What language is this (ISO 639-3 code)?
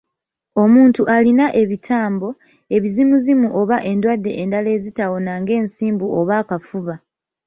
lug